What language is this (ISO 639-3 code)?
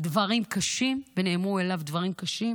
heb